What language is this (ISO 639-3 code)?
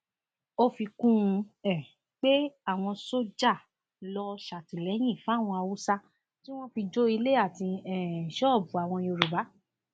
yor